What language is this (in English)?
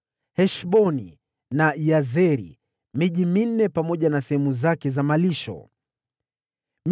Swahili